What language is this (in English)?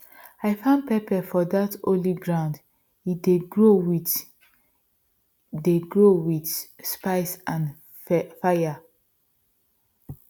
Nigerian Pidgin